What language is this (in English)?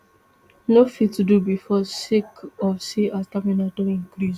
Nigerian Pidgin